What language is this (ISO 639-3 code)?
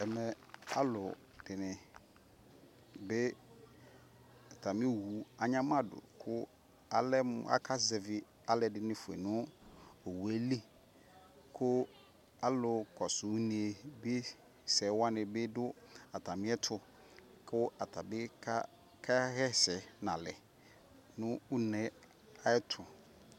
kpo